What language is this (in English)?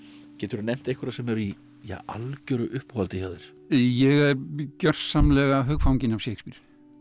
Icelandic